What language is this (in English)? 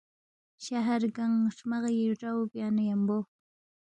Balti